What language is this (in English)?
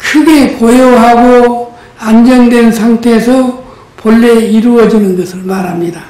Korean